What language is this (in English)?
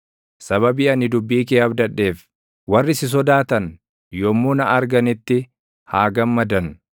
Oromo